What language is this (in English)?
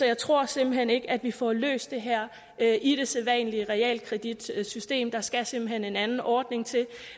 Danish